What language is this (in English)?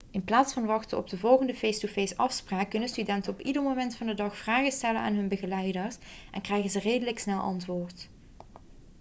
Dutch